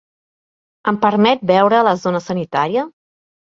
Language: Catalan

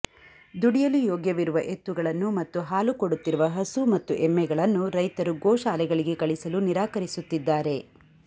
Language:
Kannada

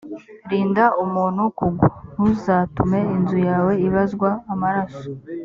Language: Kinyarwanda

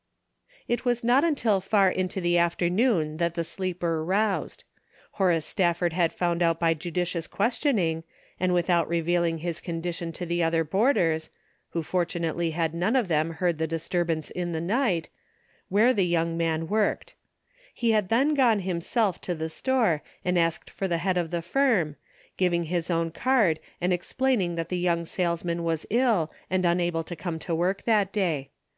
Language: English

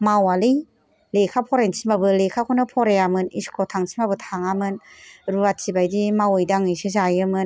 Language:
Bodo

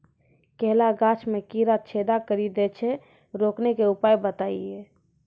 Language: Maithili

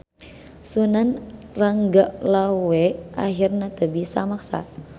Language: Sundanese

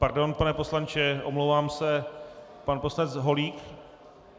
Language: Czech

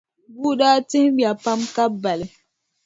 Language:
Dagbani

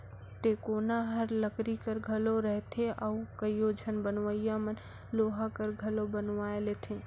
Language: Chhattisgarhi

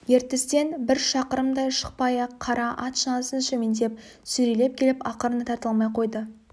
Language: Kazakh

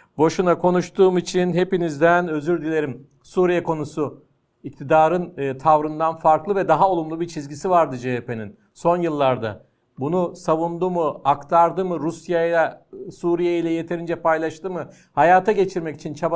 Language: Turkish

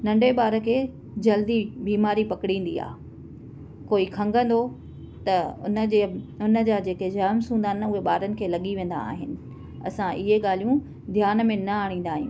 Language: Sindhi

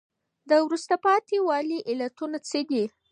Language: Pashto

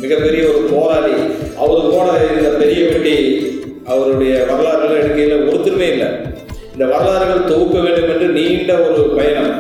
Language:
Tamil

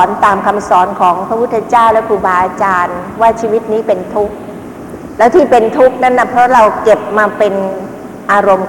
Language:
Thai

